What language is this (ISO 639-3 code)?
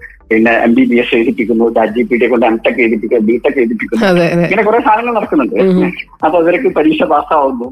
mal